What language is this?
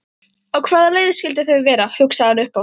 Icelandic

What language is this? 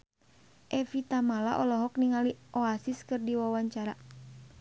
Sundanese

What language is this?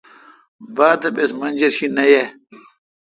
Kalkoti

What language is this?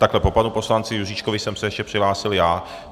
Czech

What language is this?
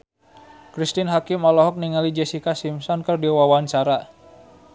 Sundanese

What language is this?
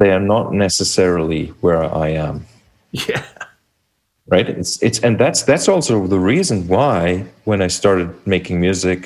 English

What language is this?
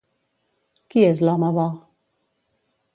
Catalan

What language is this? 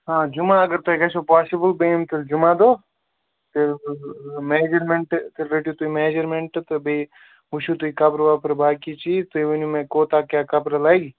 Kashmiri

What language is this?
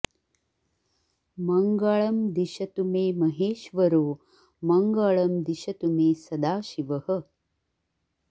Sanskrit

